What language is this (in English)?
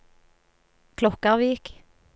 Norwegian